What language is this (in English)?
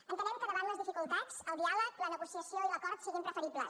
Catalan